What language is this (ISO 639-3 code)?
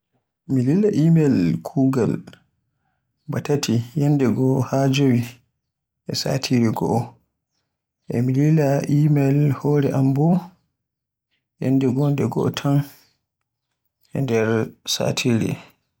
fue